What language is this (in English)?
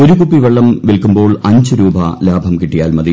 Malayalam